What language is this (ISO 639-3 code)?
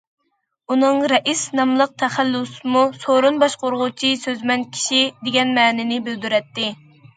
uig